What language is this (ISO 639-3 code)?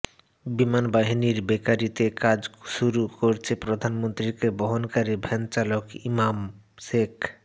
ben